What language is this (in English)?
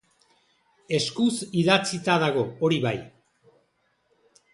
Basque